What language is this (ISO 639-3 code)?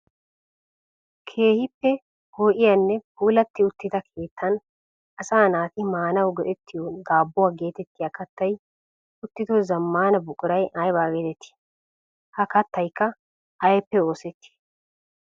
wal